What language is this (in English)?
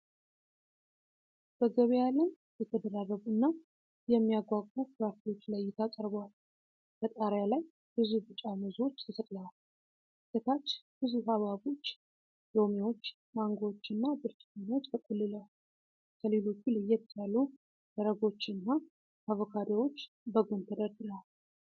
Amharic